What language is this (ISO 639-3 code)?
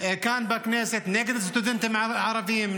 heb